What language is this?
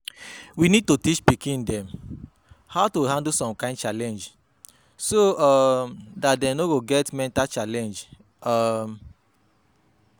Nigerian Pidgin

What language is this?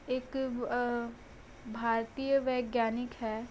Hindi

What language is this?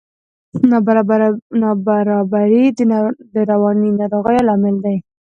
Pashto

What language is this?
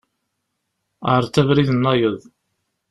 Kabyle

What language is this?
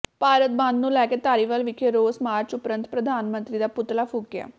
Punjabi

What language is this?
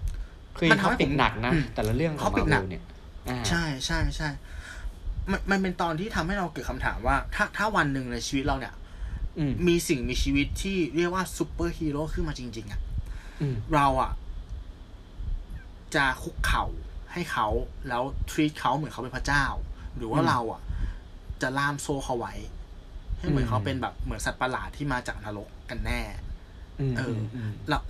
Thai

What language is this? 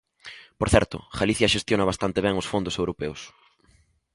Galician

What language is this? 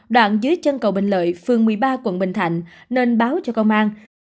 Vietnamese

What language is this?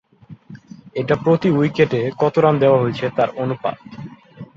Bangla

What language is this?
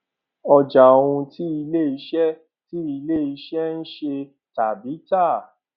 Yoruba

